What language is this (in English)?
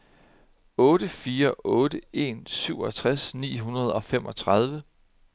Danish